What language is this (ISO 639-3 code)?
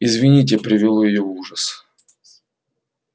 rus